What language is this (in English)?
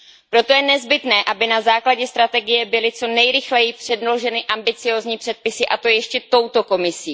Czech